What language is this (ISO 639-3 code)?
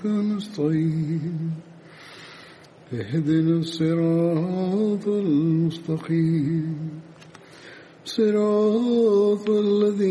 bul